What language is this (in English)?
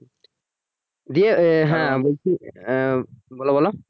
Bangla